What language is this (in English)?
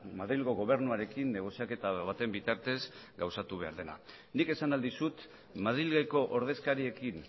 Basque